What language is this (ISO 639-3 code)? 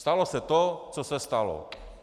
ces